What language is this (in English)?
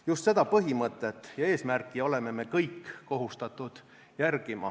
Estonian